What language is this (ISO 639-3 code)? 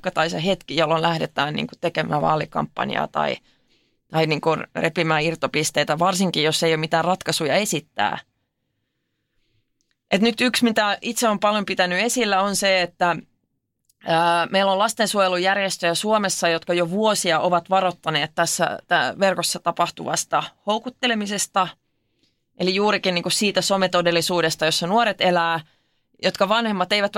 fin